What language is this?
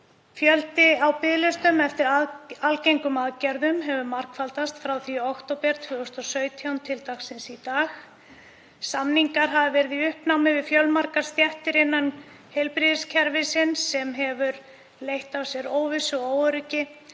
Icelandic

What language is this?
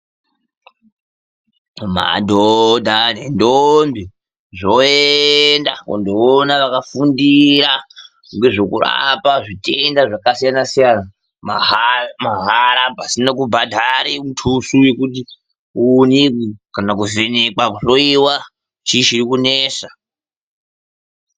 Ndau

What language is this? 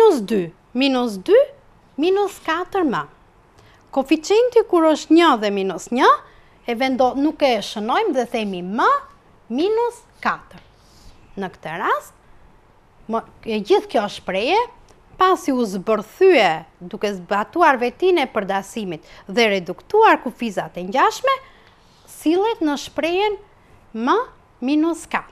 Dutch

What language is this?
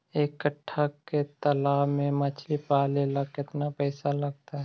Magahi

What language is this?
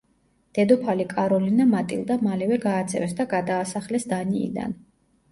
Georgian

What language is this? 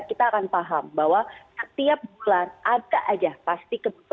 Indonesian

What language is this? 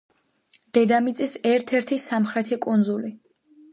Georgian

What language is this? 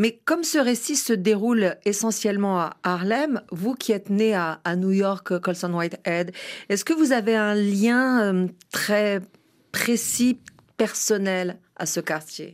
French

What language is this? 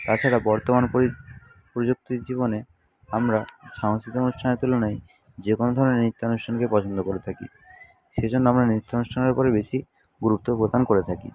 Bangla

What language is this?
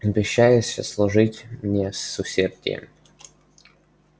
Russian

